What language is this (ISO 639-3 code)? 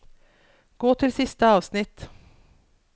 nor